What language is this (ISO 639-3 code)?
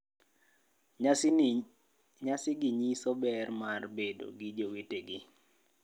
luo